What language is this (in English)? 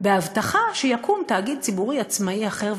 Hebrew